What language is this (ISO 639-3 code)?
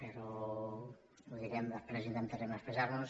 cat